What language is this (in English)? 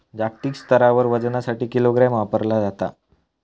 Marathi